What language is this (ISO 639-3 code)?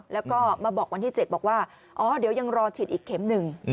tha